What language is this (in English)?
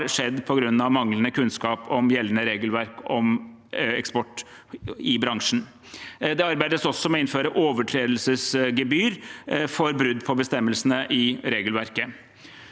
Norwegian